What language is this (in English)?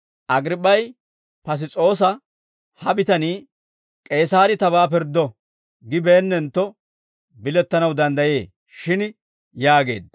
Dawro